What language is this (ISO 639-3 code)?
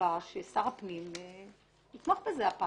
heb